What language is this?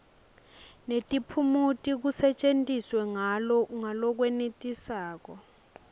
Swati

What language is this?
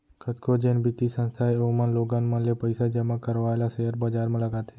Chhattisgarhi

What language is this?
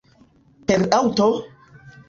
Esperanto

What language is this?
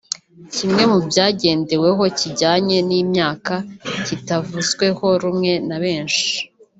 Kinyarwanda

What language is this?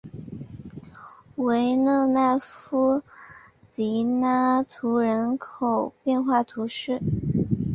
Chinese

